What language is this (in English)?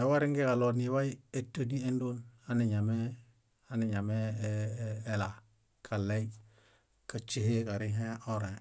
Bayot